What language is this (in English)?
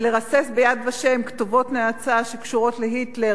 Hebrew